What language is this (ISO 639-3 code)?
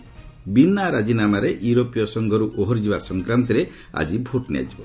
ori